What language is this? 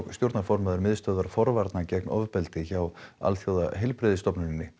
Icelandic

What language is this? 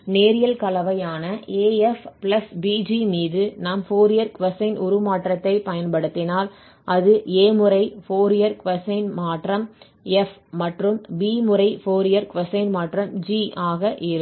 Tamil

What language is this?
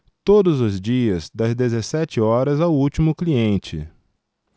Portuguese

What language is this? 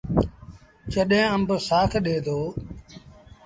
Sindhi Bhil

